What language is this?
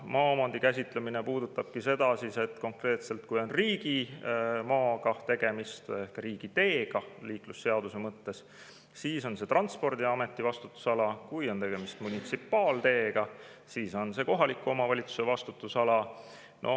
Estonian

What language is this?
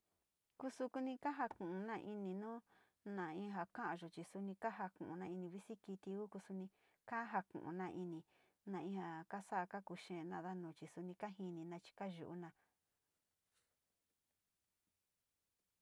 Sinicahua Mixtec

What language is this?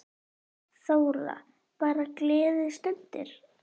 Icelandic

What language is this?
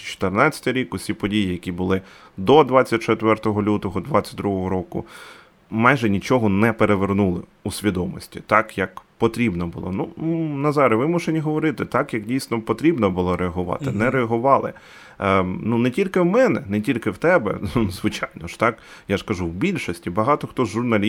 Ukrainian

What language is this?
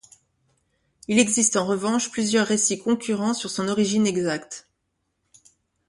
French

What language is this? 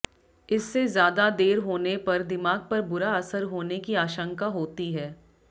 Hindi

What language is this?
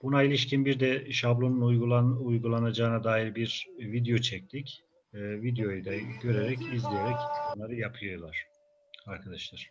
Turkish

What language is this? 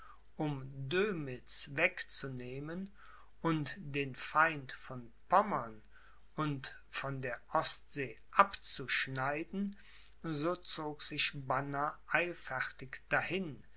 German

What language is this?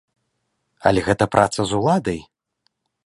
Belarusian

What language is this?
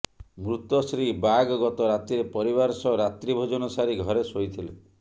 Odia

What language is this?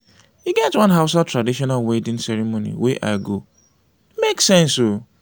Nigerian Pidgin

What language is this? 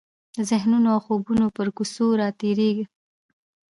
Pashto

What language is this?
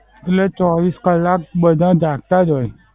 Gujarati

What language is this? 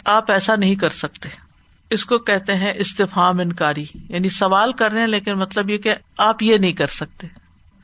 Urdu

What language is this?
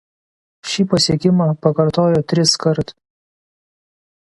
Lithuanian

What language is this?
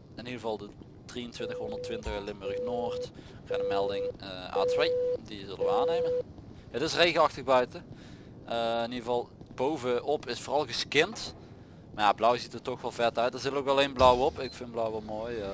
Dutch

